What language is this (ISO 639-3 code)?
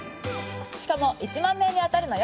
jpn